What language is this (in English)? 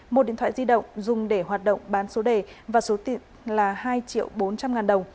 Vietnamese